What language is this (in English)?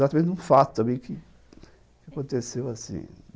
Portuguese